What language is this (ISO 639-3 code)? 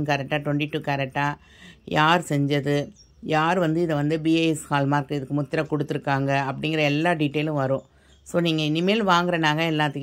tam